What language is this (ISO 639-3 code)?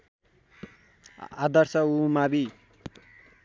nep